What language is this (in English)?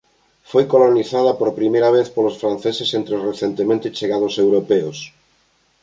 Galician